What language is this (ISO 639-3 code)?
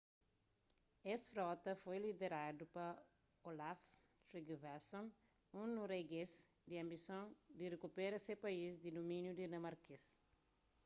kea